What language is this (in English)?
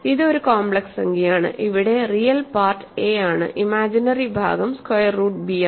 Malayalam